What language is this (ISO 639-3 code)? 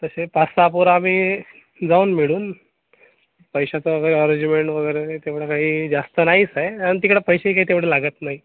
mar